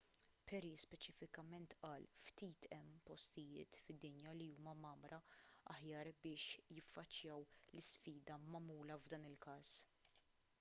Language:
Maltese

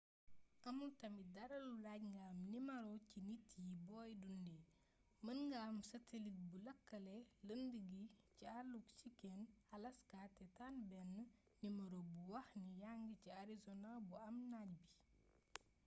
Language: Wolof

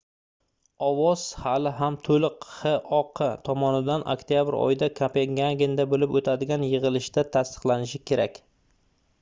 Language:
Uzbek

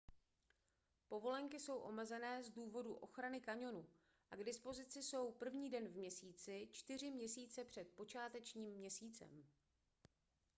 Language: Czech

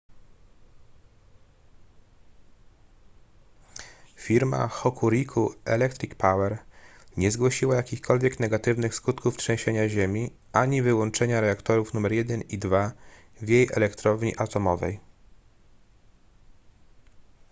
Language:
Polish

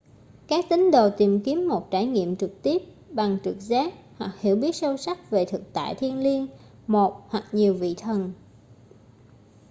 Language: Vietnamese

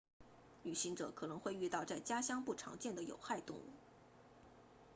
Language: Chinese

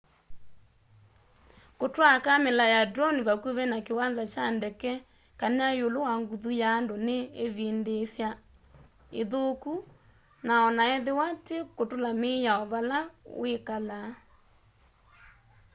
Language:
Kamba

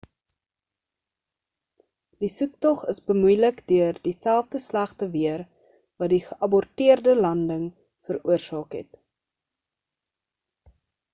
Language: Afrikaans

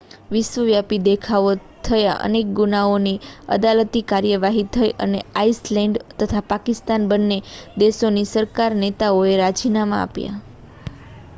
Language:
Gujarati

